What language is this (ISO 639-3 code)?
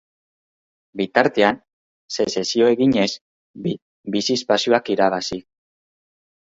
eus